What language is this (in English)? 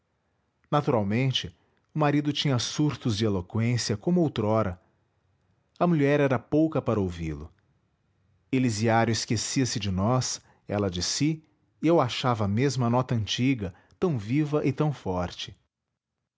Portuguese